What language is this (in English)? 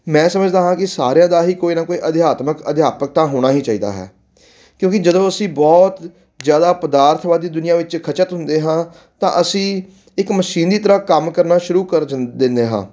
Punjabi